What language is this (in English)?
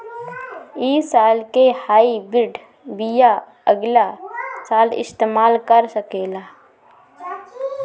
Bhojpuri